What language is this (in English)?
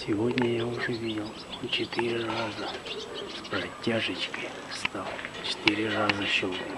Russian